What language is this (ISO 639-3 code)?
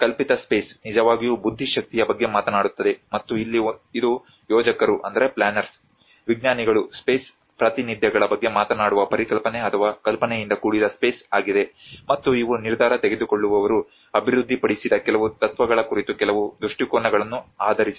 kan